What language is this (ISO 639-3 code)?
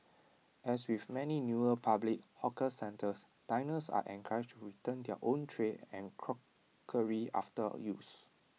eng